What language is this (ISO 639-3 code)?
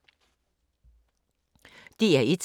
dan